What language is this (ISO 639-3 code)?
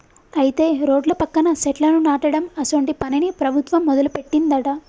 tel